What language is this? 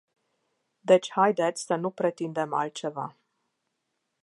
Romanian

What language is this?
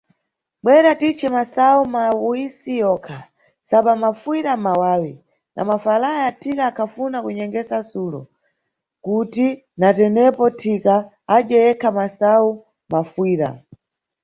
Nyungwe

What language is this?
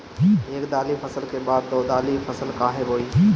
Bhojpuri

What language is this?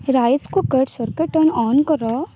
Odia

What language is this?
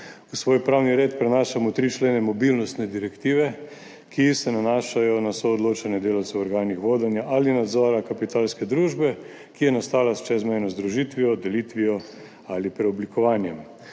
Slovenian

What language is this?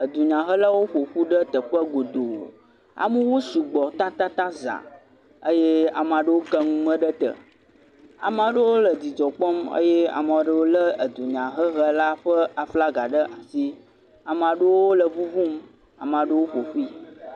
Ewe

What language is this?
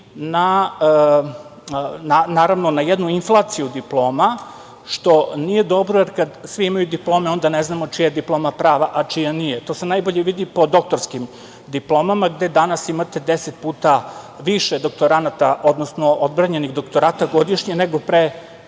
Serbian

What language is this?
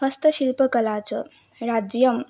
Sanskrit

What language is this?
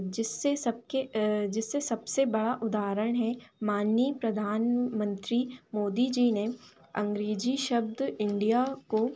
Hindi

